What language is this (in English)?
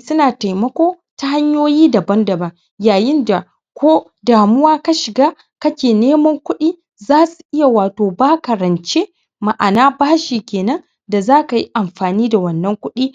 Hausa